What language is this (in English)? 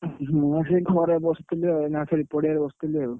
Odia